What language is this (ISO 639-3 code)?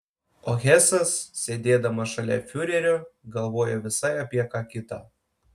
lit